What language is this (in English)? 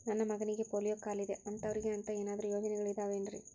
Kannada